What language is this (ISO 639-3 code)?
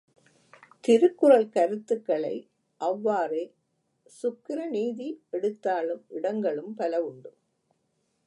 tam